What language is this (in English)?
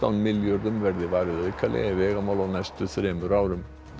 Icelandic